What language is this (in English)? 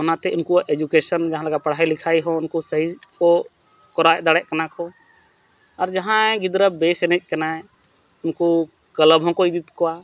Santali